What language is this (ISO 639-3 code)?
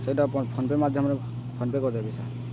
ori